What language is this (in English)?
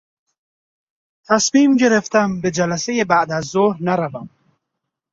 Persian